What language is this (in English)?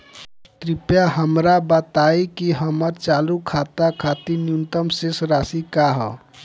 Bhojpuri